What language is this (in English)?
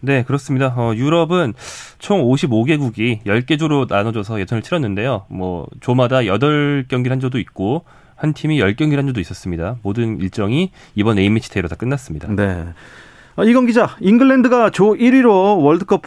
Korean